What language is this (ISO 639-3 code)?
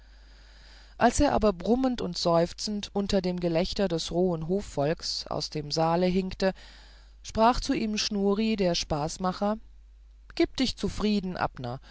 deu